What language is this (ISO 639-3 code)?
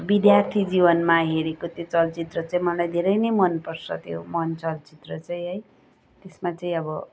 nep